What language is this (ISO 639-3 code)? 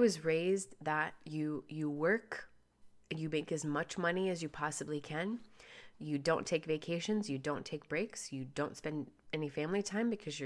eng